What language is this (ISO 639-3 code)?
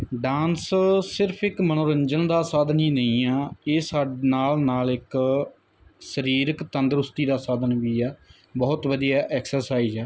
pan